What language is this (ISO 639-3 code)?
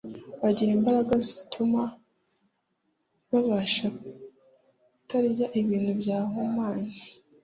kin